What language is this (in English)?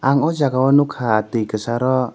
Kok Borok